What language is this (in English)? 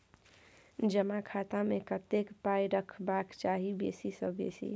Maithili